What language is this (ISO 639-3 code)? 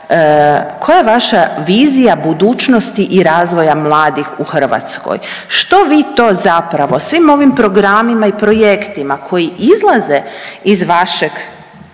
hrv